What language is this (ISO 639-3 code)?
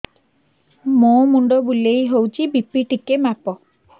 ori